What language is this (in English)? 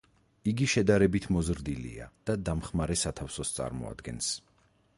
Georgian